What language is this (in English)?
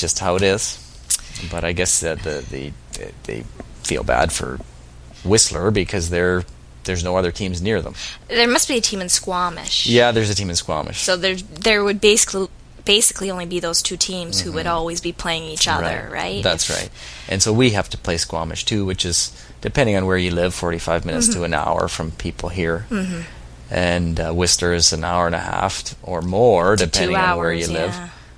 English